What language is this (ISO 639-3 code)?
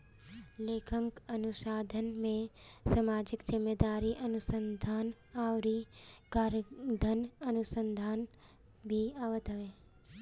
bho